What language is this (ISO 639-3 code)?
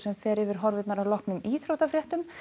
isl